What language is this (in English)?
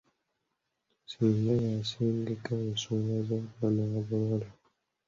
Ganda